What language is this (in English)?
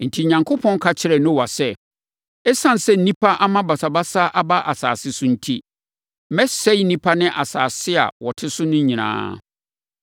Akan